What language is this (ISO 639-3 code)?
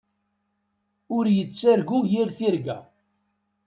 kab